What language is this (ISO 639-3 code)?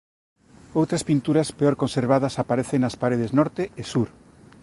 glg